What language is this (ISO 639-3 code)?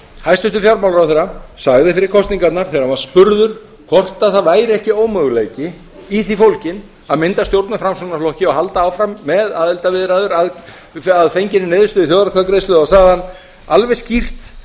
isl